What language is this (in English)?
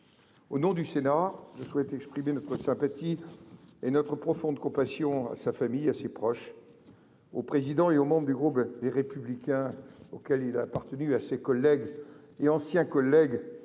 French